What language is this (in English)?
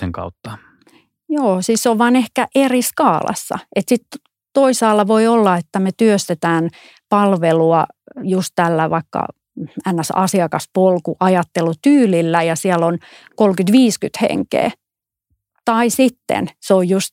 Finnish